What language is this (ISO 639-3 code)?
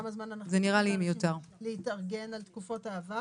heb